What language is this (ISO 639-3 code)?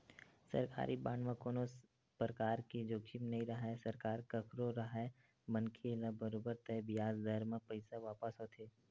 hne